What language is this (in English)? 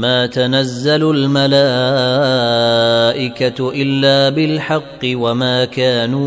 Arabic